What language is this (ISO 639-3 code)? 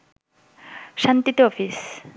ben